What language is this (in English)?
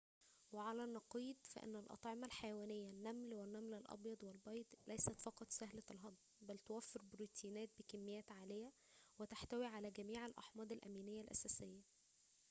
Arabic